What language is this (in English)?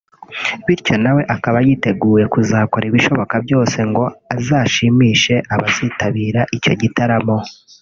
Kinyarwanda